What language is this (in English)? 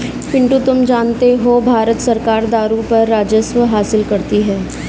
Hindi